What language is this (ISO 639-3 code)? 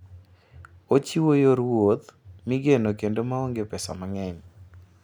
luo